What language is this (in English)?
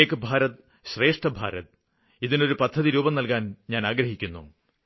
Malayalam